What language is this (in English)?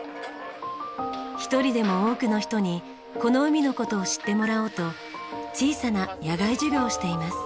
Japanese